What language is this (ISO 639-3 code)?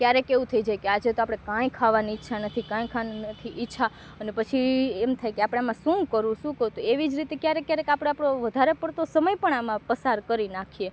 guj